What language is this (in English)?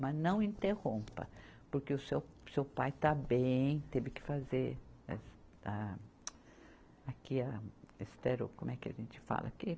Portuguese